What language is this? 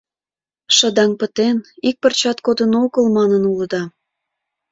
Mari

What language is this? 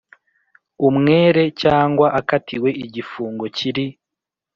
Kinyarwanda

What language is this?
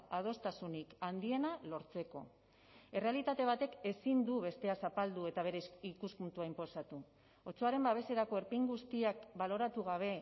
Basque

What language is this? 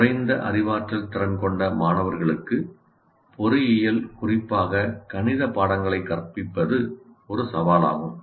Tamil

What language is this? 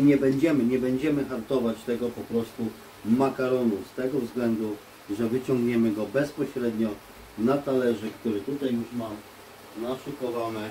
Polish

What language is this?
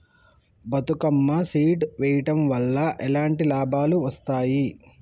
Telugu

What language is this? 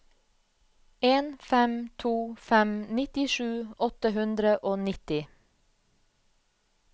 Norwegian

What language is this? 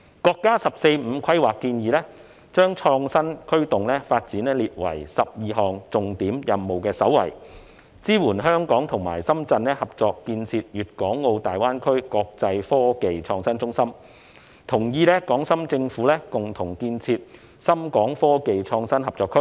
Cantonese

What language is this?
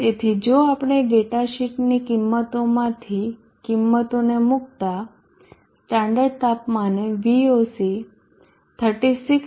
Gujarati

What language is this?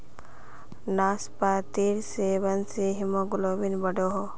Magahi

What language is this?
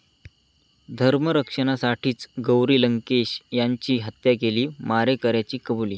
Marathi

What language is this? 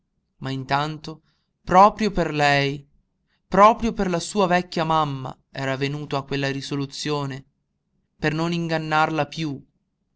Italian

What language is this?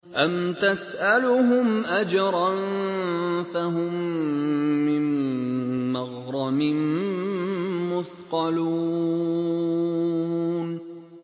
Arabic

